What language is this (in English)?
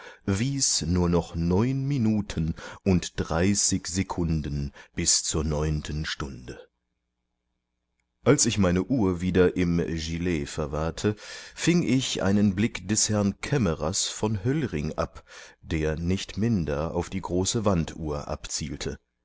German